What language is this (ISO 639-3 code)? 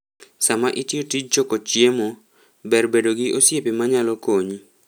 luo